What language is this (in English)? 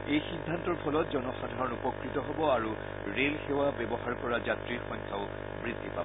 Assamese